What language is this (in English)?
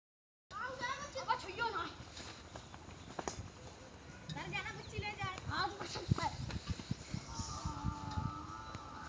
Hindi